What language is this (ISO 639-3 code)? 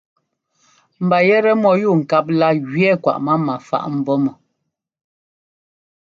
jgo